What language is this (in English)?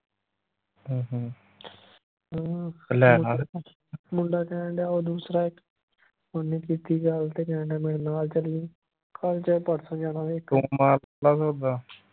Punjabi